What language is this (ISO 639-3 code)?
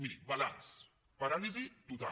cat